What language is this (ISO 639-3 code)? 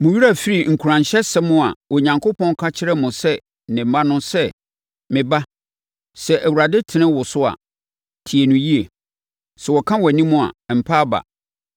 aka